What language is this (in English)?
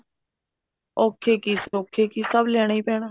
Punjabi